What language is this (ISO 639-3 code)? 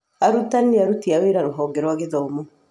kik